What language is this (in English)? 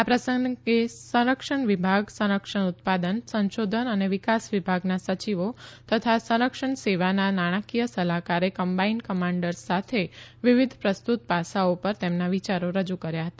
Gujarati